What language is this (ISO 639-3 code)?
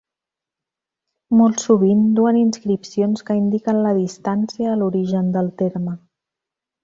cat